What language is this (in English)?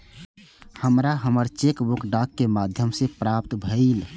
Maithili